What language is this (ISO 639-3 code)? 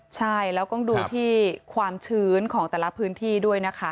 tha